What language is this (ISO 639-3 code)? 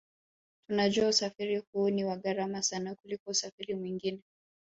swa